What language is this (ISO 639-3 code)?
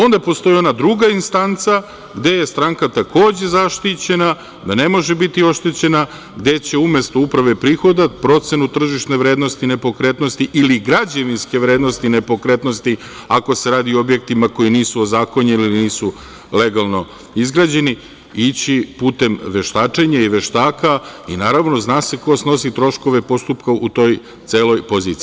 srp